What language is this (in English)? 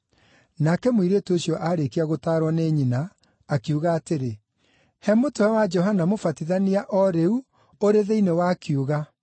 Kikuyu